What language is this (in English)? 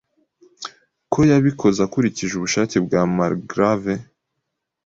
Kinyarwanda